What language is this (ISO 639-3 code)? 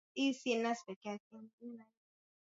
swa